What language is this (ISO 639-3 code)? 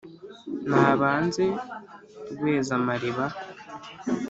kin